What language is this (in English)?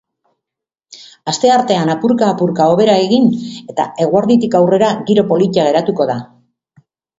Basque